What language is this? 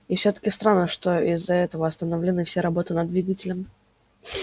Russian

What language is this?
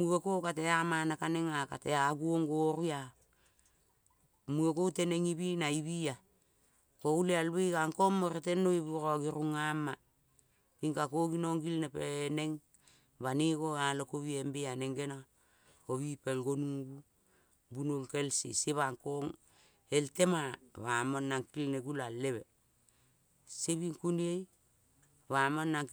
Kol (Papua New Guinea)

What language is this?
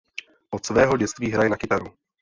Czech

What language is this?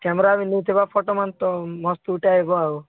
Odia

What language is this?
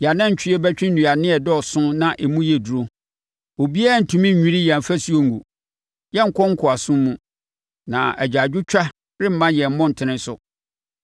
Akan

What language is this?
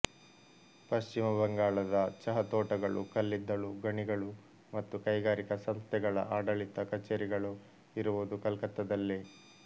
Kannada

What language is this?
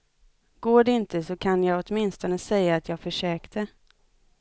Swedish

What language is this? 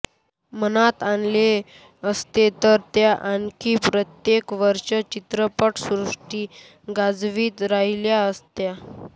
Marathi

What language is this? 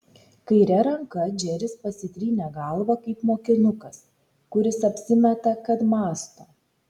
Lithuanian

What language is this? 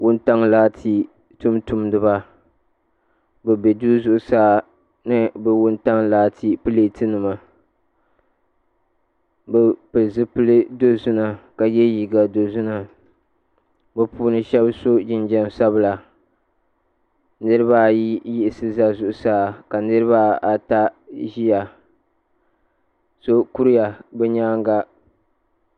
Dagbani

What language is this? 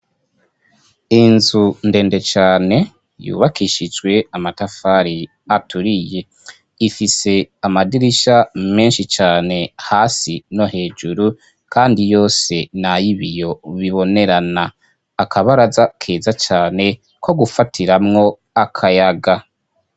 Rundi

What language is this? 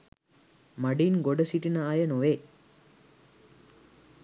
Sinhala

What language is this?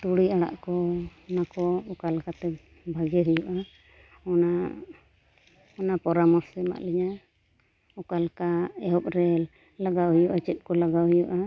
Santali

